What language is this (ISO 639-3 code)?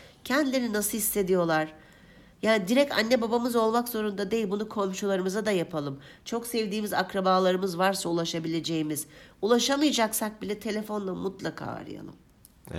tur